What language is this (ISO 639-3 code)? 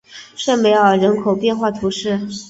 zho